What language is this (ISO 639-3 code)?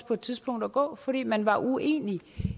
dan